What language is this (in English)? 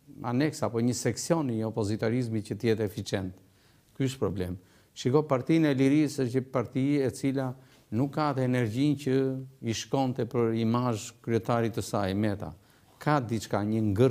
Romanian